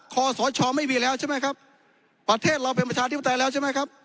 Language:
Thai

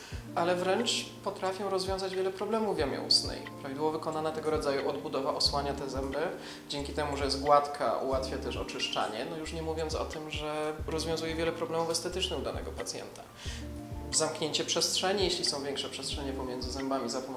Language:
Polish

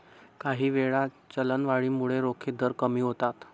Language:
Marathi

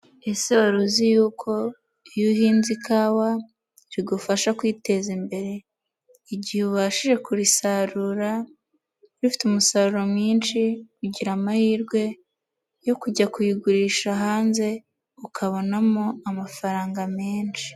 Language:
Kinyarwanda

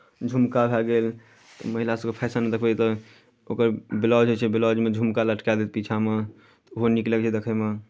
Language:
Maithili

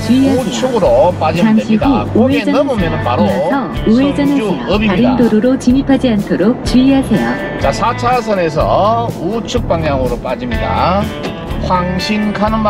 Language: Korean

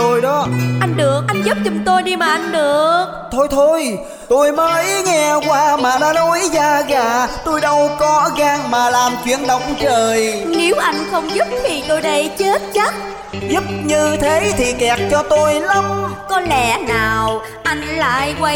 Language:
Vietnamese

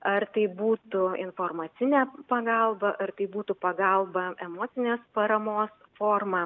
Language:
Lithuanian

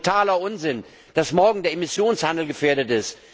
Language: German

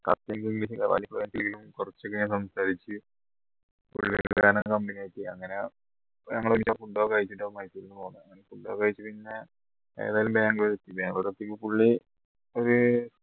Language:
Malayalam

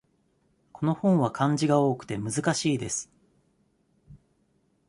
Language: Japanese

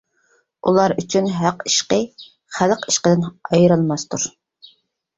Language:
Uyghur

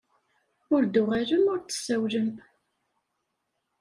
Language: Kabyle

